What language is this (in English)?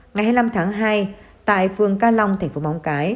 Vietnamese